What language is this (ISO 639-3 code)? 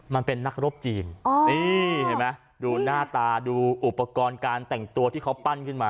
tha